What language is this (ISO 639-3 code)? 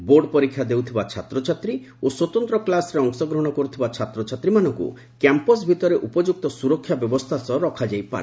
ori